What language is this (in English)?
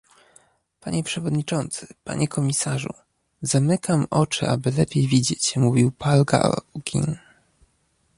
Polish